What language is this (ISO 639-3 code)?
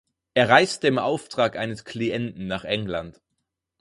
deu